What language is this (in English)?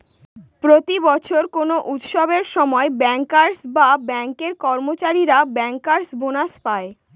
Bangla